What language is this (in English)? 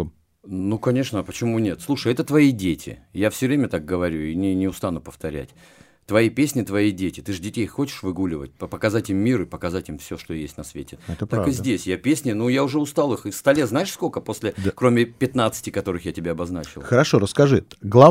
Russian